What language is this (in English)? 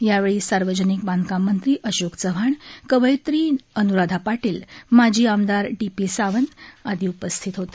Marathi